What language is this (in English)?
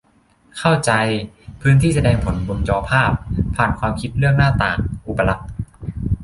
Thai